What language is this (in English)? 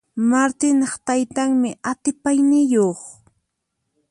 Puno Quechua